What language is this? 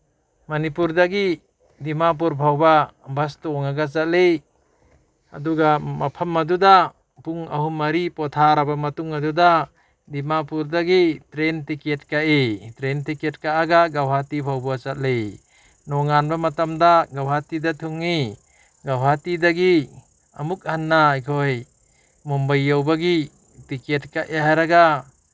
Manipuri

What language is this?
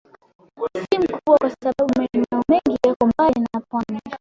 Swahili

